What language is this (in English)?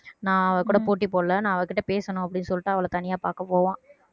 Tamil